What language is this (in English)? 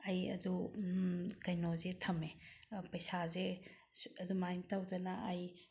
Manipuri